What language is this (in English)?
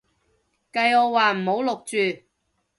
Cantonese